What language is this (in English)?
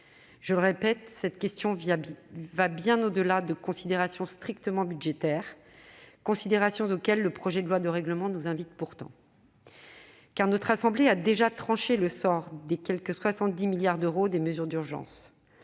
French